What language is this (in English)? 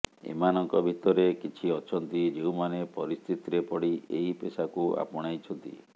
Odia